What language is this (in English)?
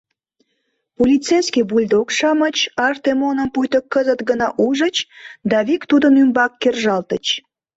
Mari